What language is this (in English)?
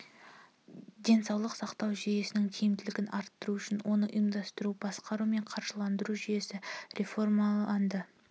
Kazakh